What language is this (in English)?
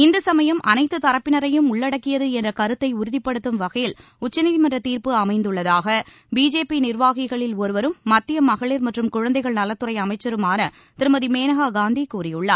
Tamil